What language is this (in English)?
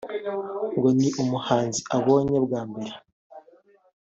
Kinyarwanda